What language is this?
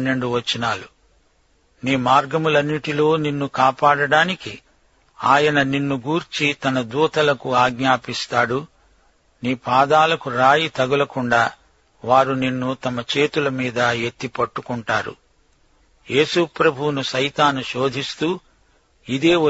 Telugu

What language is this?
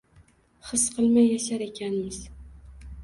Uzbek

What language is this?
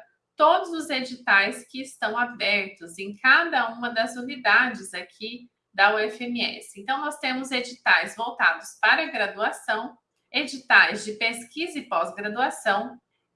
Portuguese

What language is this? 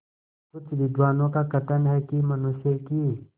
Hindi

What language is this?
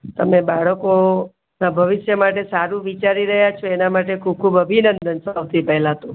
Gujarati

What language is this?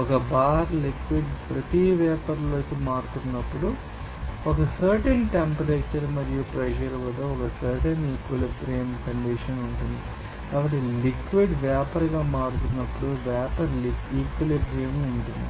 Telugu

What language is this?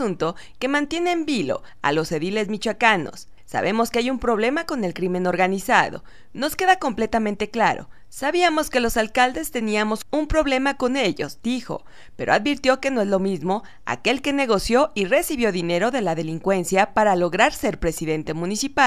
Spanish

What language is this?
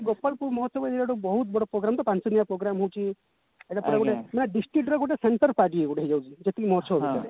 Odia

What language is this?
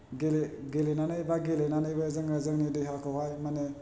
Bodo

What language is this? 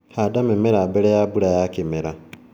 Kikuyu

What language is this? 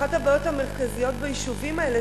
Hebrew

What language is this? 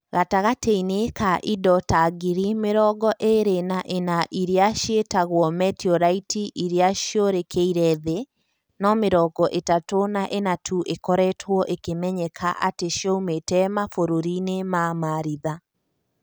Kikuyu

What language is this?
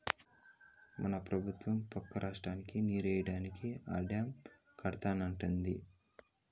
Telugu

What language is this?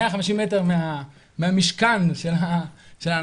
Hebrew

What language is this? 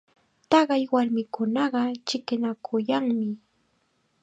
Chiquián Ancash Quechua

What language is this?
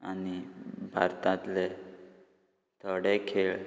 Konkani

